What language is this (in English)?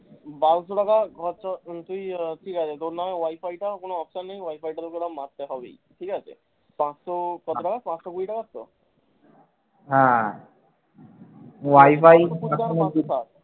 Bangla